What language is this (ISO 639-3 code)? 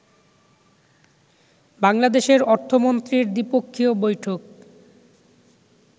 ben